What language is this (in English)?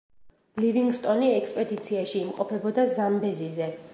Georgian